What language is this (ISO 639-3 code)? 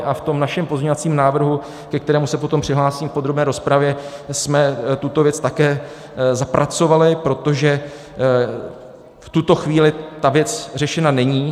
ces